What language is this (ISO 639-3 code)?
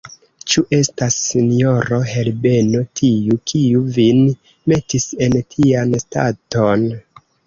epo